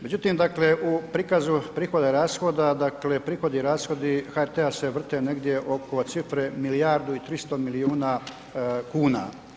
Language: Croatian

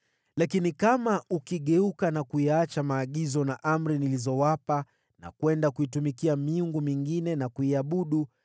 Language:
Swahili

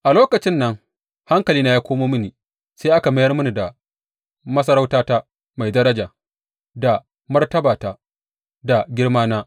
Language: Hausa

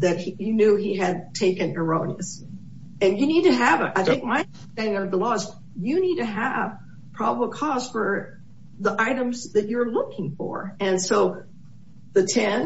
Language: English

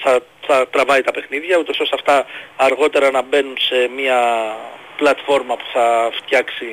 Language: Greek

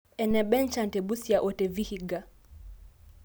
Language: Masai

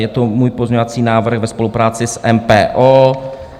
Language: Czech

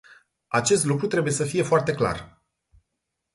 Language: Romanian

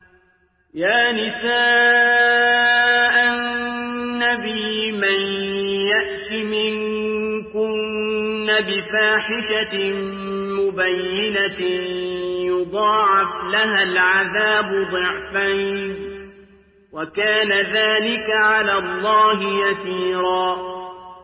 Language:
Arabic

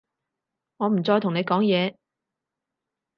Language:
Cantonese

